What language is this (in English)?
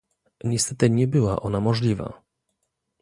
Polish